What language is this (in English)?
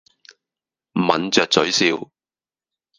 Cantonese